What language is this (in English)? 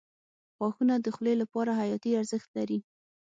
Pashto